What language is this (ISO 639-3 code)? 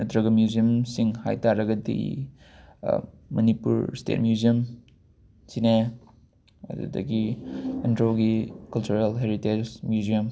mni